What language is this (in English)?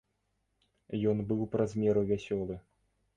Belarusian